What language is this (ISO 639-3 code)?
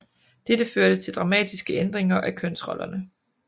dan